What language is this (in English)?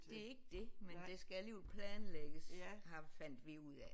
Danish